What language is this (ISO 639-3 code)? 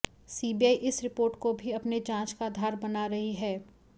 hin